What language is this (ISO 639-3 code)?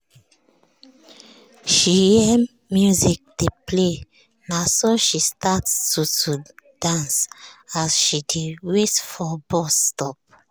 pcm